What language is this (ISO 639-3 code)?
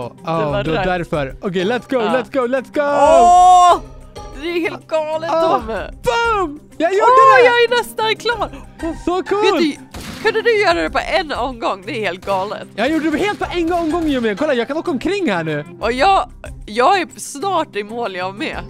swe